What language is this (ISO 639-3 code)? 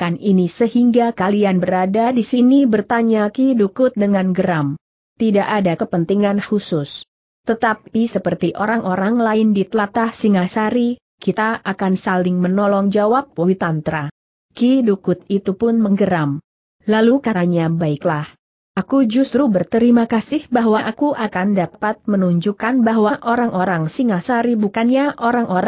ind